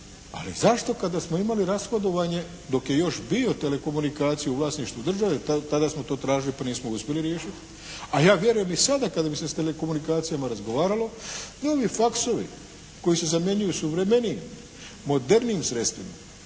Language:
Croatian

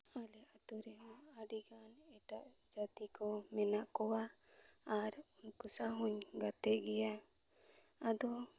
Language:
Santali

